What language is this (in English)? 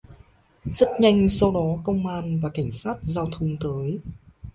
Vietnamese